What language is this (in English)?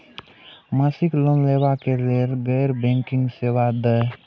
Maithili